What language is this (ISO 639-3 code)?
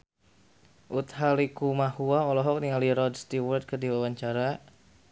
sun